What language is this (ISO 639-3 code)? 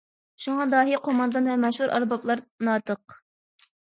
uig